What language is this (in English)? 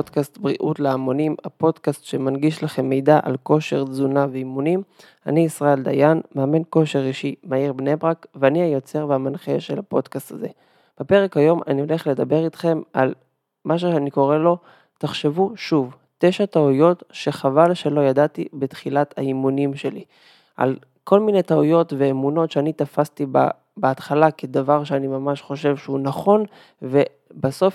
Hebrew